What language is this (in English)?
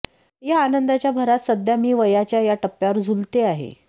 Marathi